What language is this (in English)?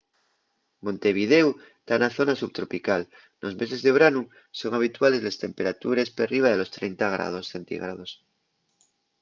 Asturian